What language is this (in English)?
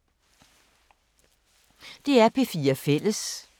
Danish